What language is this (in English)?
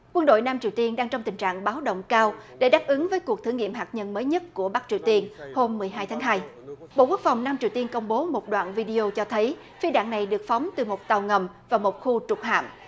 Vietnamese